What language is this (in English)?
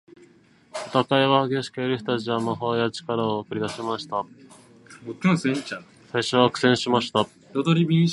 Japanese